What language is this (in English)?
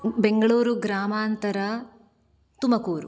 Sanskrit